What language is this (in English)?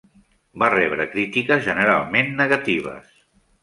Catalan